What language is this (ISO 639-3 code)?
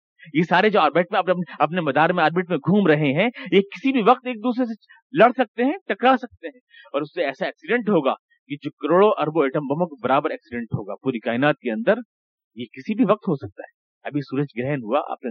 urd